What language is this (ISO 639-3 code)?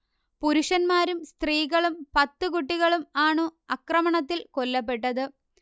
mal